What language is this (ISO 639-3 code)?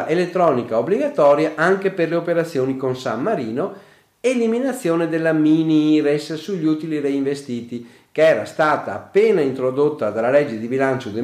ita